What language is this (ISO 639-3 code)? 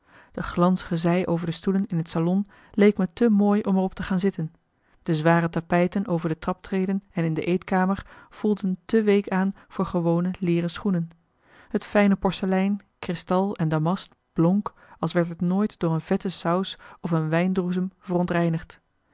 nld